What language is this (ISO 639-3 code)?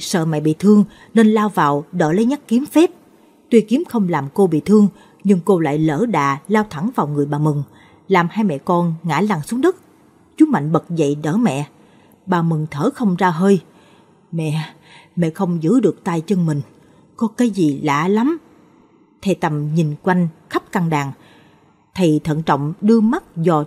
vie